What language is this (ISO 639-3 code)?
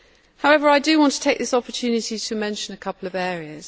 eng